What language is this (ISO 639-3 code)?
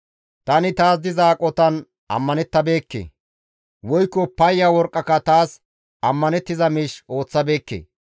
gmv